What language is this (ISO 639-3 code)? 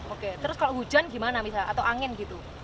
ind